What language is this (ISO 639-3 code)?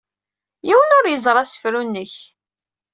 kab